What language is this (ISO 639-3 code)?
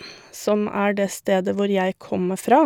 nor